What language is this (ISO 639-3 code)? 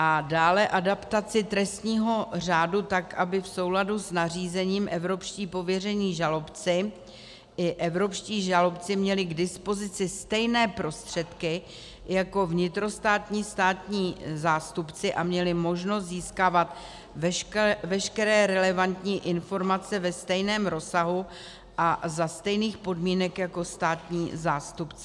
ces